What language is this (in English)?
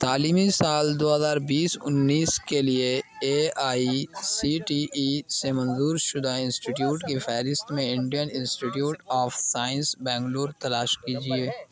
Urdu